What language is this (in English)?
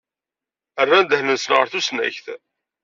Kabyle